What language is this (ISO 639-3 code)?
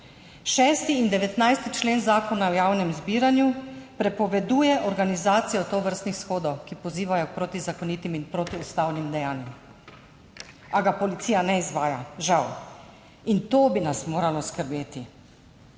slv